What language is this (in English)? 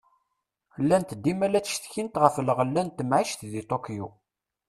Kabyle